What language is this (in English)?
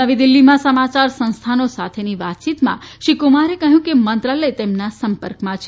Gujarati